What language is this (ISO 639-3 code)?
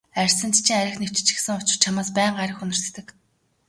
mon